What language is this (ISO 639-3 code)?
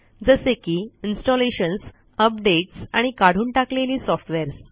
mar